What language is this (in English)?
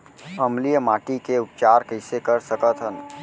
Chhattisgarhi